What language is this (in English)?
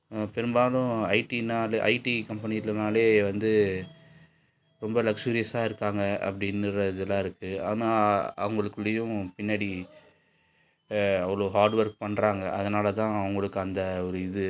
Tamil